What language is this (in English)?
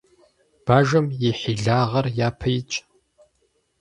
Kabardian